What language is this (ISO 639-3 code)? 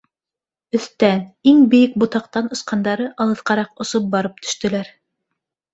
bak